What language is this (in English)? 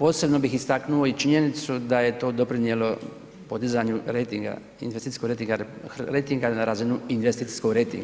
Croatian